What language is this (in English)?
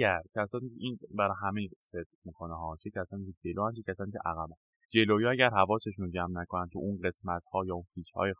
Persian